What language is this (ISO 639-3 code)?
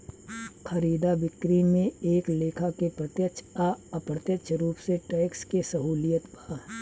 bho